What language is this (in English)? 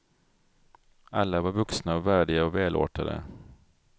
Swedish